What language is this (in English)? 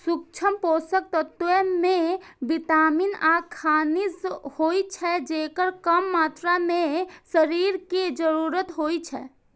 Maithili